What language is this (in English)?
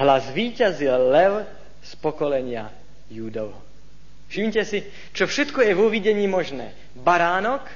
Slovak